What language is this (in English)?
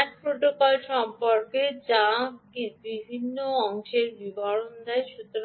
Bangla